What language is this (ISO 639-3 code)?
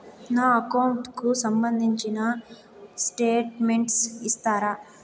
tel